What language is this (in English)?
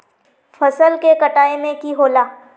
Magahi